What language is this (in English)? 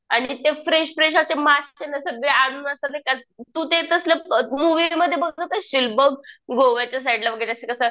Marathi